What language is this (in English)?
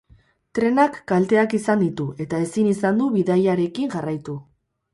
Basque